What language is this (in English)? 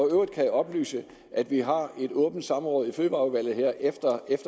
Danish